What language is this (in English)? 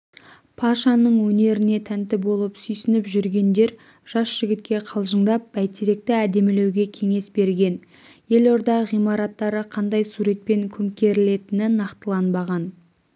Kazakh